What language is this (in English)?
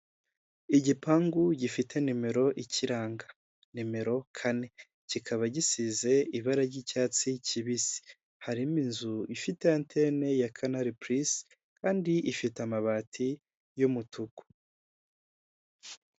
Kinyarwanda